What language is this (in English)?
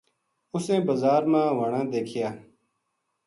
Gujari